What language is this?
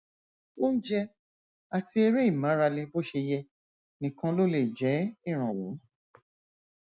Yoruba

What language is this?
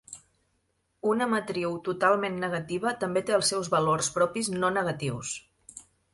Catalan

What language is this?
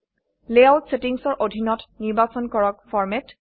Assamese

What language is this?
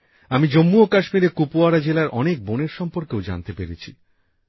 Bangla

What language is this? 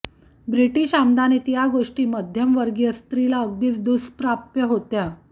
Marathi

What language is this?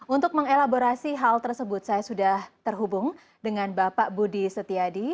Indonesian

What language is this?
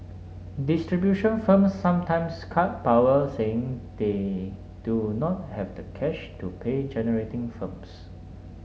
English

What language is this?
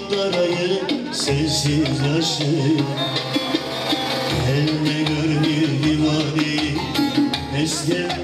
Turkish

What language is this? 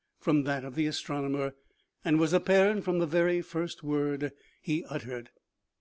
English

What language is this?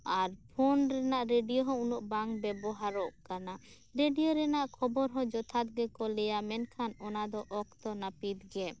Santali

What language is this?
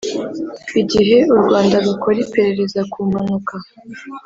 Kinyarwanda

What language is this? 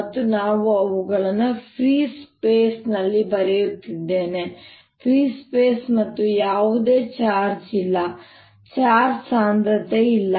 Kannada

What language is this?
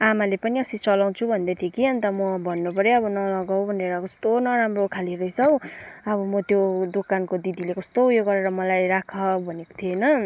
Nepali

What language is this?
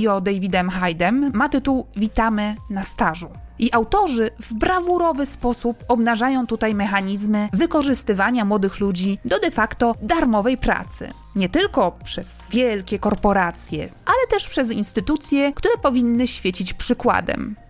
Polish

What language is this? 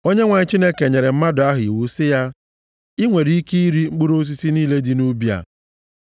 Igbo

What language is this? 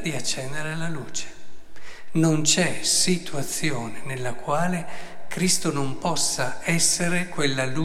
Italian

